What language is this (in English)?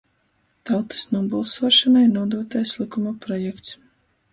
Latgalian